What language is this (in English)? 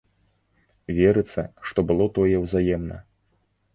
Belarusian